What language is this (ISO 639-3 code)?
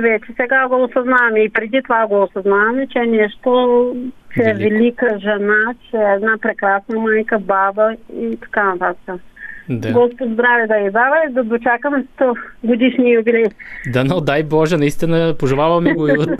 bul